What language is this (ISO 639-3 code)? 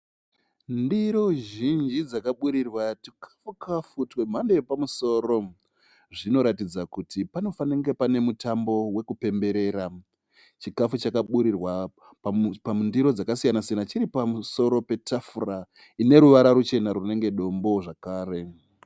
sna